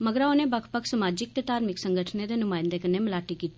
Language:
Dogri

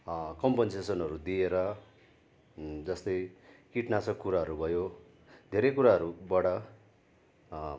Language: Nepali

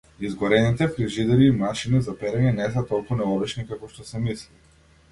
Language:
Macedonian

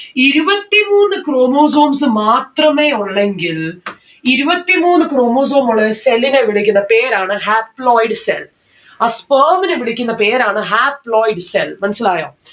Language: Malayalam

